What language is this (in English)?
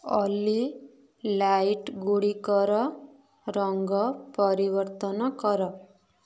Odia